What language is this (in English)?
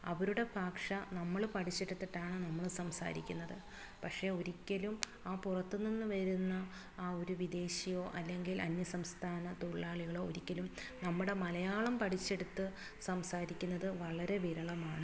Malayalam